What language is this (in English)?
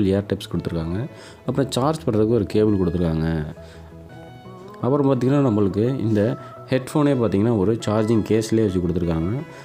Tamil